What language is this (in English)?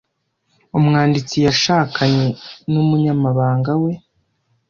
Kinyarwanda